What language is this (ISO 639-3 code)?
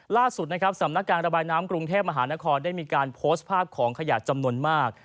tha